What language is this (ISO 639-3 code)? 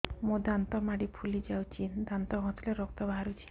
ori